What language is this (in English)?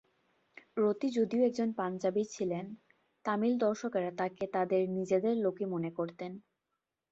Bangla